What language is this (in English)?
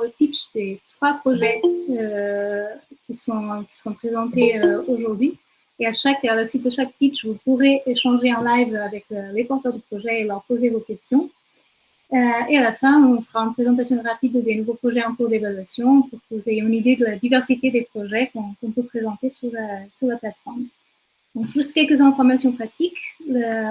French